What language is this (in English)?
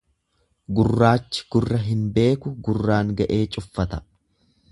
Oromo